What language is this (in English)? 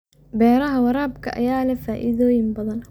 Somali